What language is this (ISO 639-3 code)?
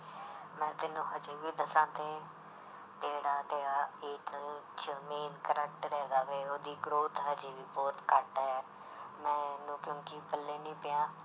pan